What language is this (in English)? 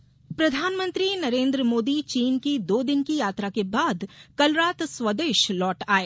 Hindi